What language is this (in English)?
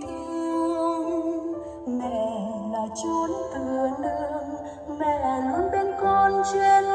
Vietnamese